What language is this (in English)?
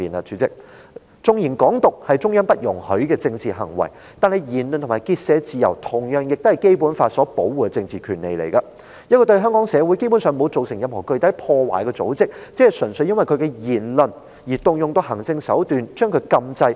Cantonese